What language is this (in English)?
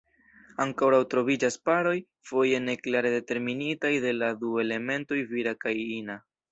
Esperanto